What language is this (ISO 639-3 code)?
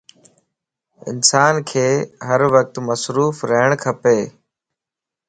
lss